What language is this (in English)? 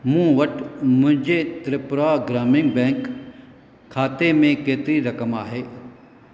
Sindhi